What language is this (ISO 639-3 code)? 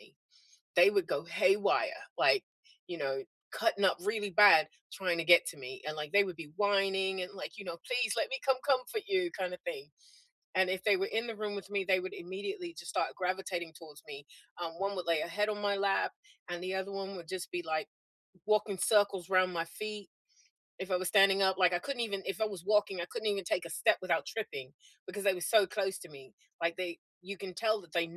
eng